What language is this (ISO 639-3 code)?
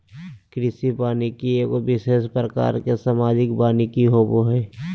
mag